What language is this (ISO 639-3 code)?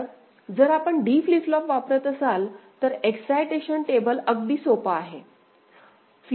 mar